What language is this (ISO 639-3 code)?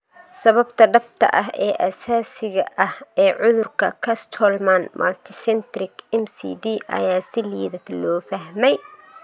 som